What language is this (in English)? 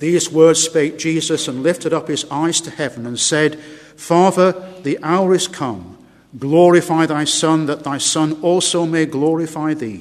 English